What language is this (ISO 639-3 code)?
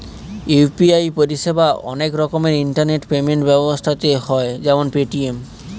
ben